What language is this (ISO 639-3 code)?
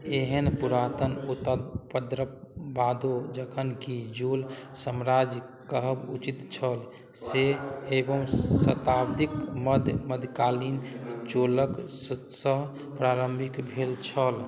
mai